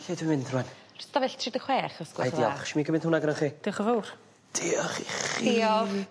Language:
Welsh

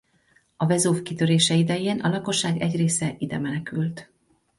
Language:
Hungarian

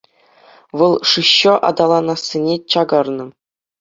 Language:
Chuvash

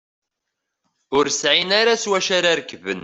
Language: Kabyle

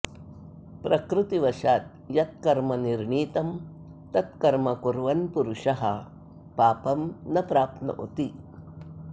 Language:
Sanskrit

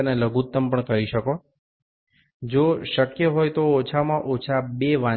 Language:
Bangla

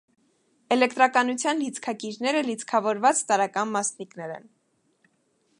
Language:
Armenian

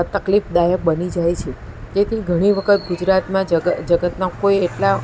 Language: Gujarati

